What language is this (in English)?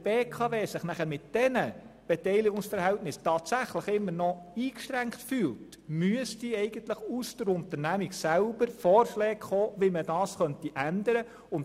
Swiss German